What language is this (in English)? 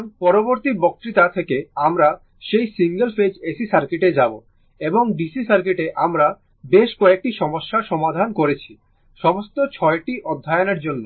Bangla